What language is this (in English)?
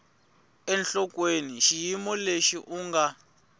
Tsonga